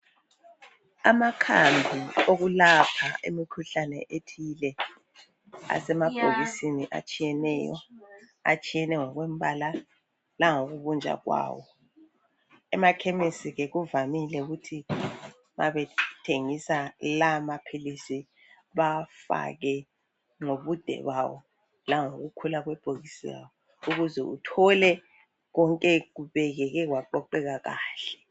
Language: North Ndebele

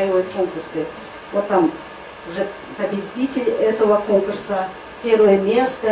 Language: Russian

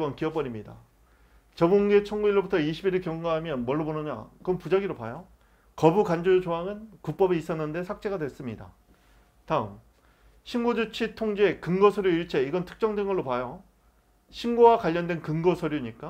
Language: Korean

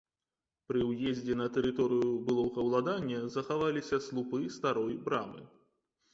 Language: Belarusian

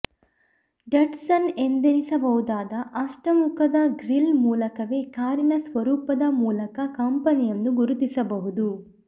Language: Kannada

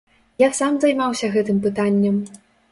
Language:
Belarusian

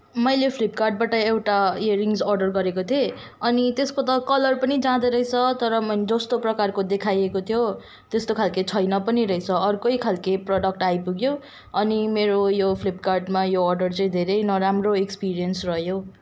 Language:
Nepali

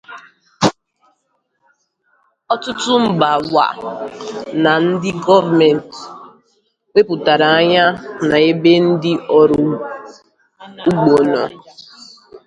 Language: Igbo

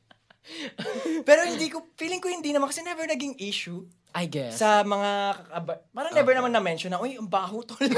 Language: Filipino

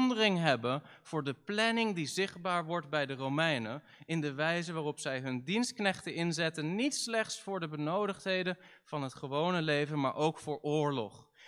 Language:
Dutch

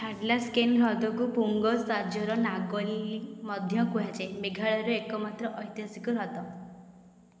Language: Odia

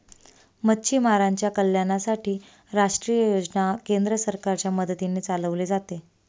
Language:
Marathi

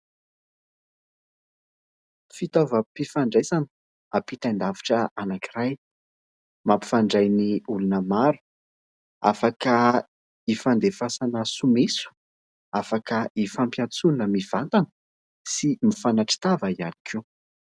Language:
Malagasy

